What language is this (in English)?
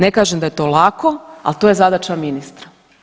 Croatian